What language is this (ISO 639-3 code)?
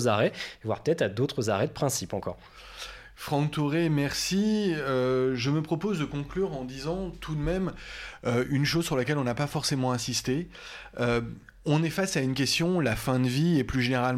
fra